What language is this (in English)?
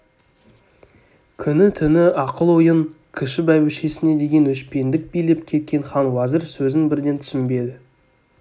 Kazakh